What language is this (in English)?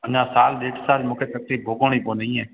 Sindhi